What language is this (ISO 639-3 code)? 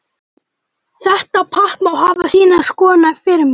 isl